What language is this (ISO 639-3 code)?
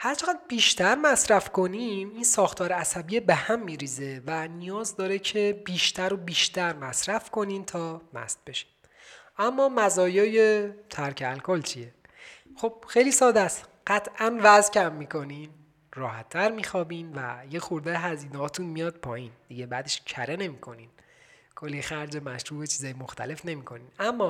fas